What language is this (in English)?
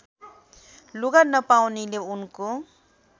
Nepali